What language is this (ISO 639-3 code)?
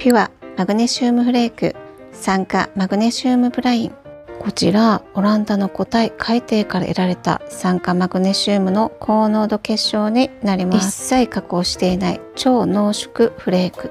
jpn